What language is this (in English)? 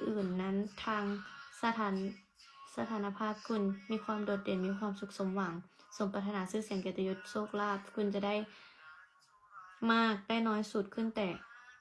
Thai